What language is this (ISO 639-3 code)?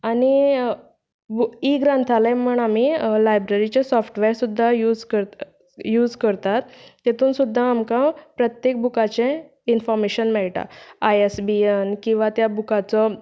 kok